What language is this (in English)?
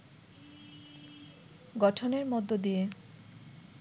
Bangla